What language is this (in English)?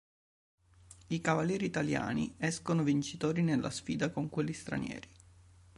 Italian